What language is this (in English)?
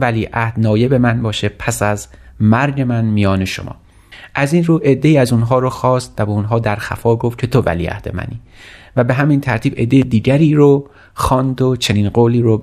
Persian